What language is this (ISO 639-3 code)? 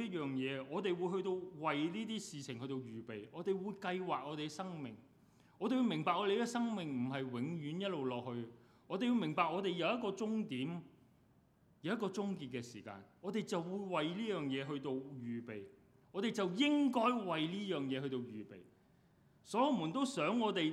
zho